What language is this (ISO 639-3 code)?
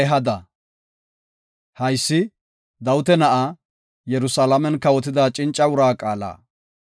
gof